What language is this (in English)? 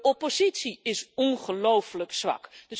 Dutch